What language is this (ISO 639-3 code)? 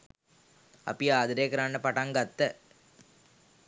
sin